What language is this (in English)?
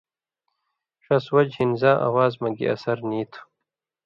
Indus Kohistani